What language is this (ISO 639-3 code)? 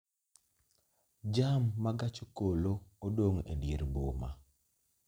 luo